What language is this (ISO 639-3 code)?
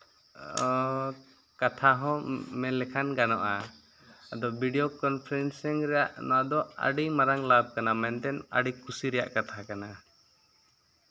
sat